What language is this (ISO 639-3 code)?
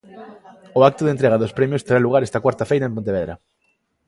glg